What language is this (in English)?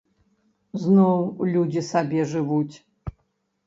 Belarusian